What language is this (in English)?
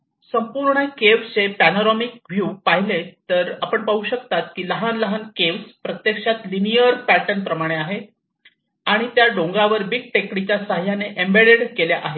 Marathi